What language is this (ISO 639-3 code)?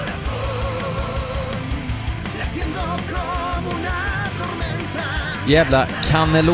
swe